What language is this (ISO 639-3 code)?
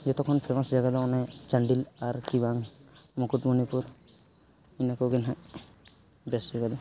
sat